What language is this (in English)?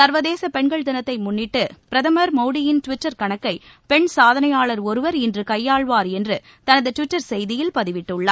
Tamil